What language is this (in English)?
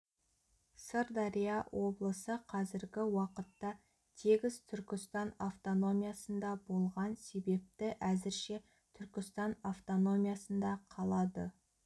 Kazakh